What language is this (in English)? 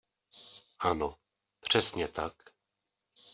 Czech